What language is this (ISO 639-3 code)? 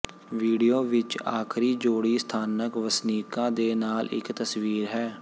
pan